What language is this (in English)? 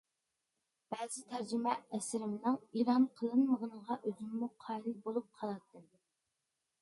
Uyghur